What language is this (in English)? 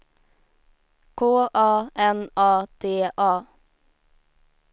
Swedish